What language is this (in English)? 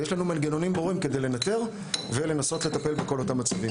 Hebrew